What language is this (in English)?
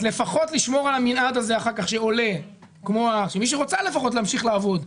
Hebrew